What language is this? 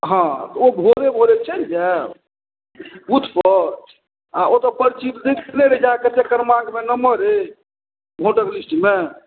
Maithili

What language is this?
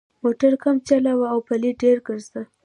Pashto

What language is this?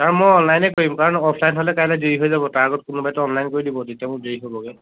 Assamese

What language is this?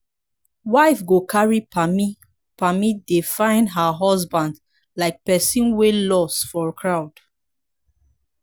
Nigerian Pidgin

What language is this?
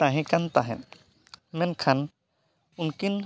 Santali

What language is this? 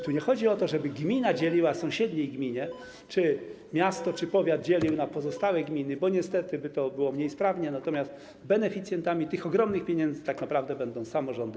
Polish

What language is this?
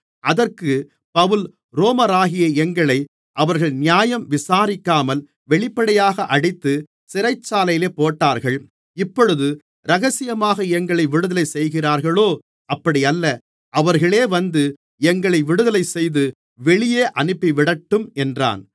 Tamil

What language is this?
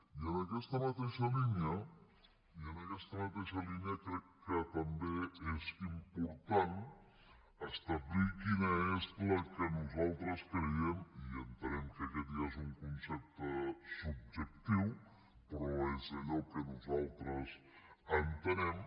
Catalan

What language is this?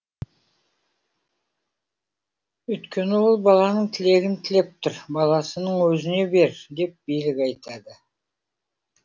Kazakh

